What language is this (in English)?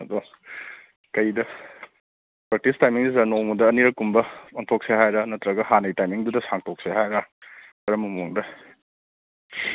Manipuri